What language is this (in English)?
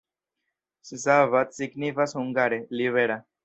Esperanto